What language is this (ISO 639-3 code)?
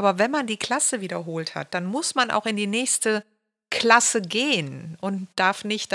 deu